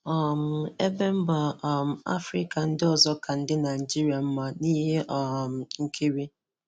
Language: Igbo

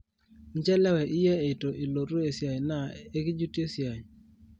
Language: Masai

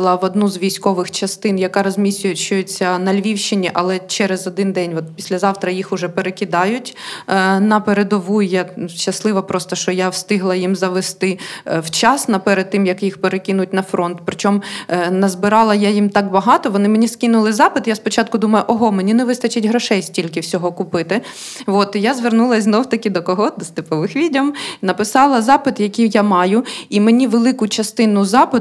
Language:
Ukrainian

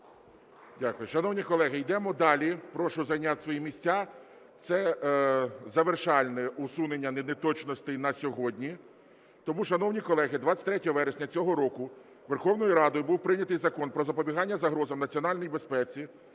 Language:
Ukrainian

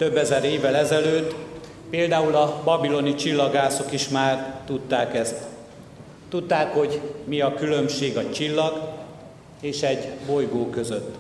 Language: Hungarian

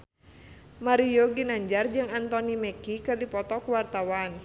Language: Sundanese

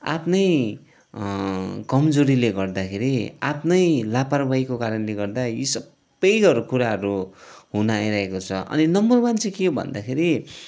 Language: Nepali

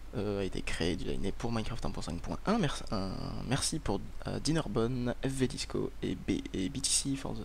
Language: French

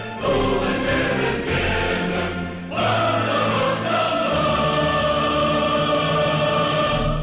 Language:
Kazakh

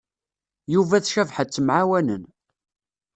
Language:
Kabyle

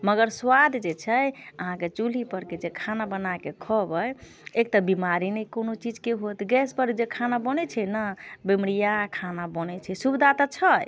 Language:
Maithili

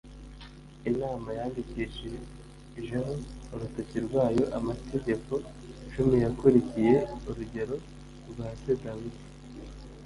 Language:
Kinyarwanda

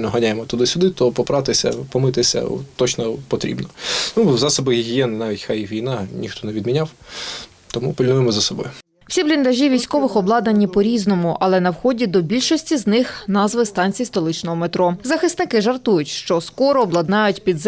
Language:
Ukrainian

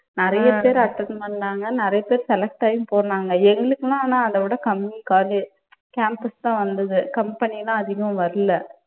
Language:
Tamil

